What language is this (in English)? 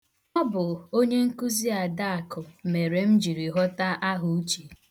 Igbo